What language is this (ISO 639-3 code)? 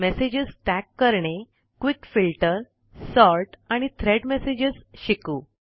mar